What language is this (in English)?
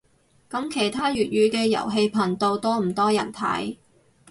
Cantonese